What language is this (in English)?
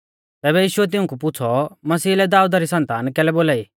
Mahasu Pahari